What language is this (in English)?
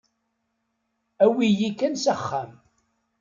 Kabyle